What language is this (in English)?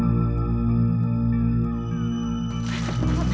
Indonesian